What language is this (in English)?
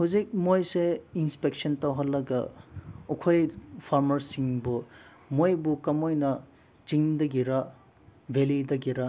Manipuri